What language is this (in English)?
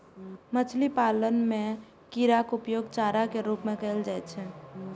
Maithili